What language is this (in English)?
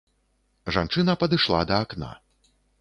Belarusian